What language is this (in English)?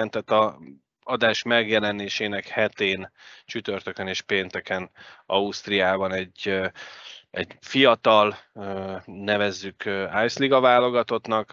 Hungarian